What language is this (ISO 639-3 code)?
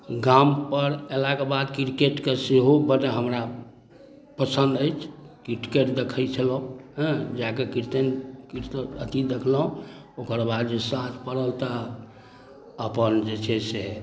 mai